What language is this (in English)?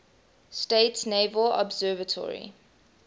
English